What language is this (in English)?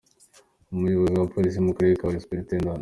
Kinyarwanda